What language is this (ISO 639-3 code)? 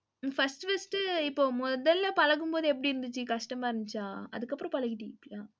tam